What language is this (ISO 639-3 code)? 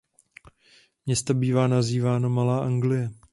ces